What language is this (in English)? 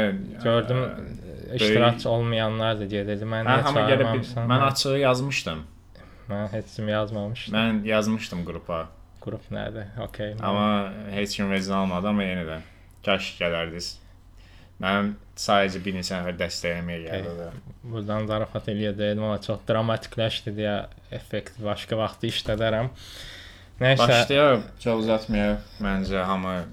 Turkish